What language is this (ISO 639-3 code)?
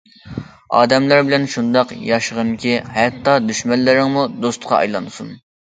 uig